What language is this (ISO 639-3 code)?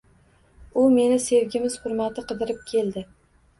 uzb